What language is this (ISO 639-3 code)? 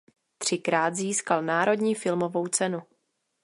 ces